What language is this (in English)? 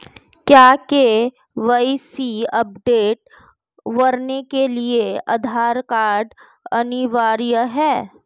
Hindi